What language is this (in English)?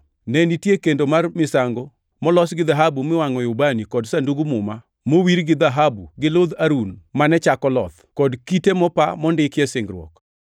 Luo (Kenya and Tanzania)